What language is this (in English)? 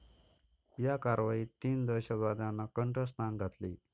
Marathi